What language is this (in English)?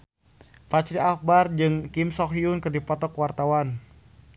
Sundanese